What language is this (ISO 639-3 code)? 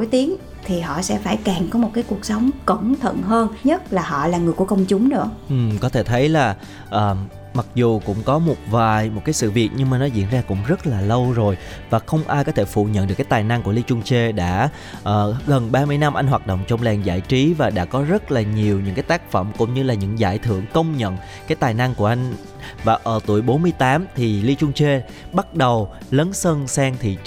vie